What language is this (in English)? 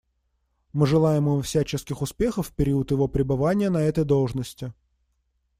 Russian